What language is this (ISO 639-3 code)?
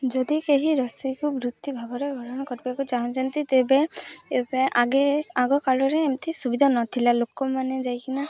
ori